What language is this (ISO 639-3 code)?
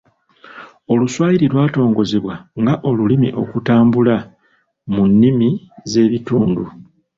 lug